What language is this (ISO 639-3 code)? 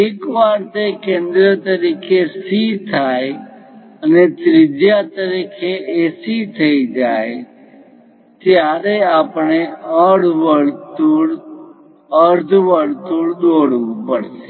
guj